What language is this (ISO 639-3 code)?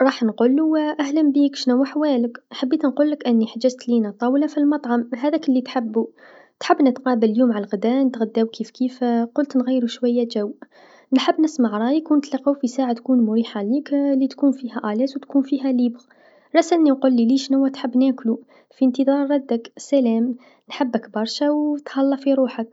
aeb